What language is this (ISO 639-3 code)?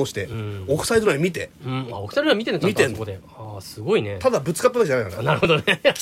jpn